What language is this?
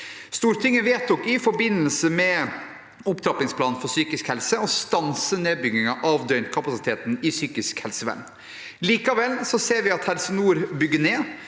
Norwegian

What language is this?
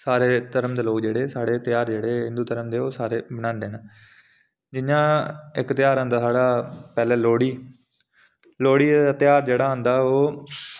Dogri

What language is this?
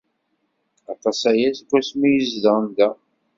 Kabyle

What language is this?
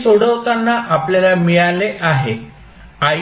Marathi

